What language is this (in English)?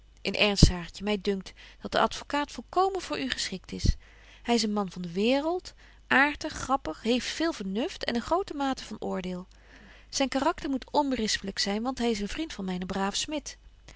Dutch